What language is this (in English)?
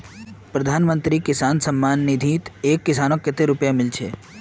Magahi